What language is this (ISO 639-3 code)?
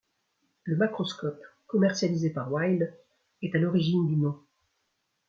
fra